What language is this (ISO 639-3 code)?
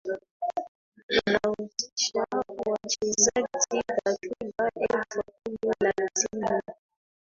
swa